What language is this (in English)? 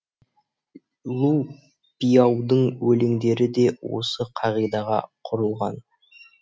Kazakh